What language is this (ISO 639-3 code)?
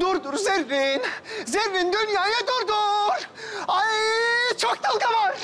tur